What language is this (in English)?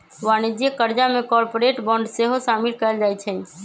Magahi